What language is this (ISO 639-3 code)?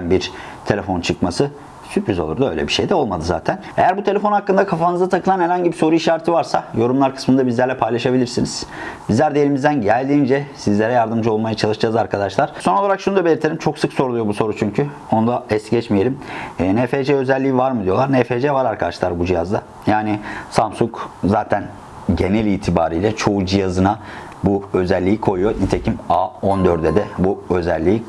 tur